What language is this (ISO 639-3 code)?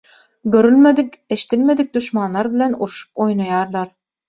tuk